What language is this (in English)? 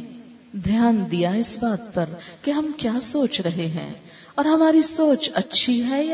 Urdu